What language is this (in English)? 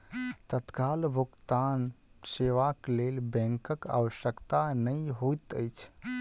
Maithili